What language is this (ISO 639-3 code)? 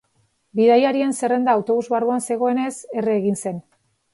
eus